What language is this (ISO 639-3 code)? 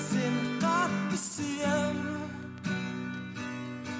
kaz